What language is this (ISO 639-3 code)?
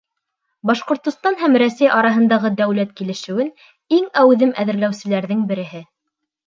bak